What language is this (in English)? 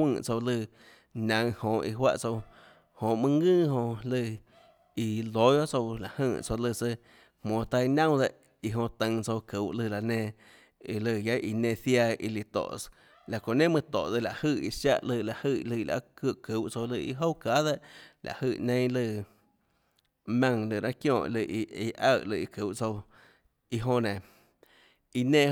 Tlacoatzintepec Chinantec